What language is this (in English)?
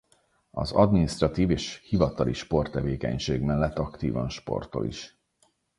Hungarian